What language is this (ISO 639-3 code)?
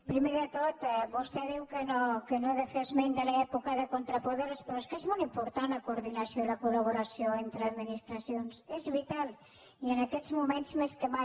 cat